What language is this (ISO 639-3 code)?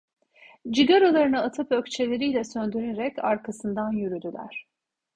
tur